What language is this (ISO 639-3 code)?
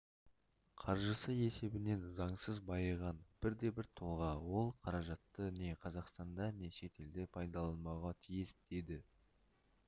kaz